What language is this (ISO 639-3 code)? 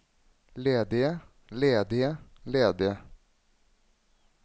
nor